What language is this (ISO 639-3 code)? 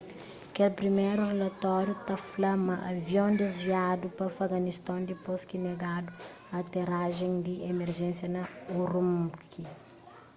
kea